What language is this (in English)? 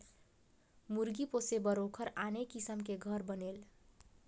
Chhattisgarhi